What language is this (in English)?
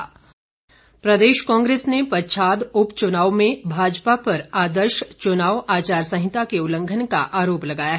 Hindi